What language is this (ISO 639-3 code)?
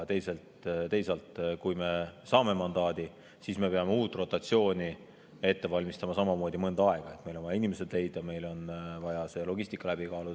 est